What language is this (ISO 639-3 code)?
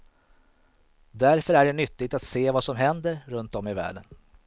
swe